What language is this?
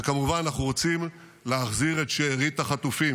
Hebrew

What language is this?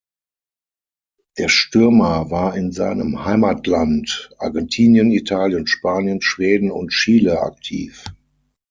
German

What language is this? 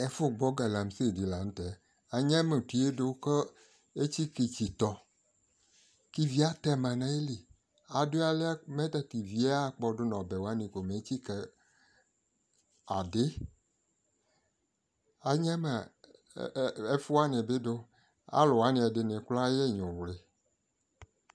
Ikposo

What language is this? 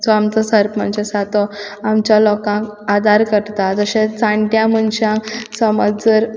Konkani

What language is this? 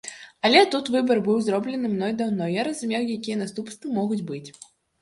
Belarusian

